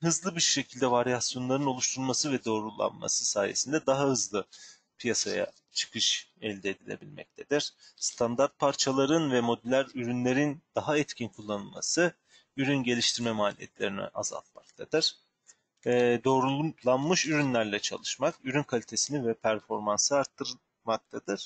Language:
Turkish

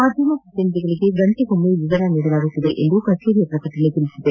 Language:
Kannada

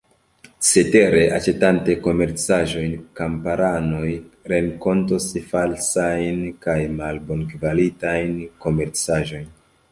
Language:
Esperanto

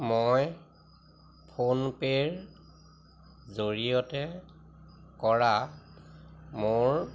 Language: Assamese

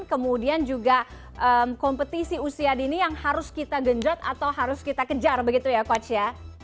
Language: Indonesian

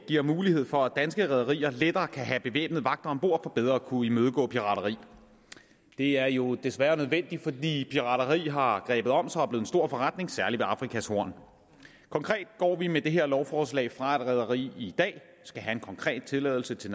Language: Danish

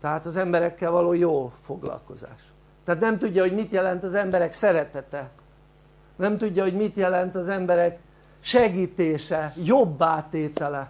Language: Hungarian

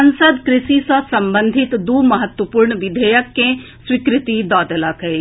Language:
Maithili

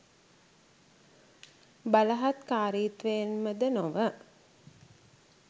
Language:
Sinhala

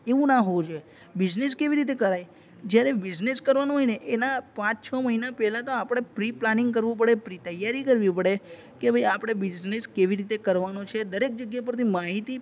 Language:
Gujarati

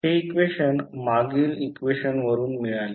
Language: Marathi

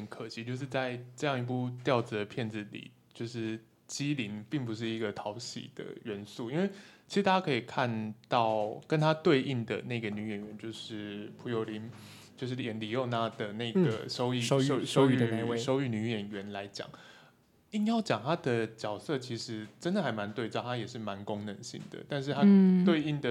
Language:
Chinese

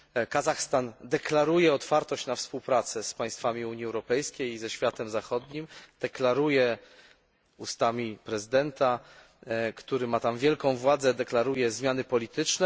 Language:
Polish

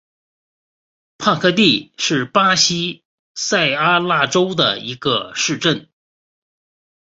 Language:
Chinese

